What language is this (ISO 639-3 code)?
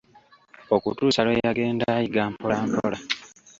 lug